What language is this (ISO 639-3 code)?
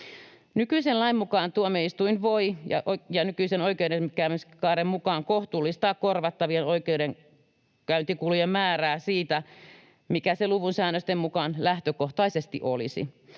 fin